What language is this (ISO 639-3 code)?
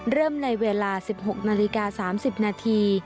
tha